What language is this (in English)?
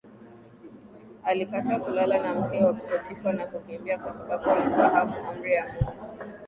Swahili